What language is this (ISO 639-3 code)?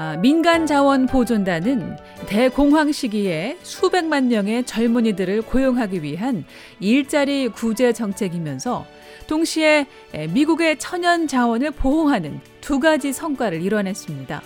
kor